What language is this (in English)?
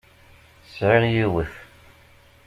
Kabyle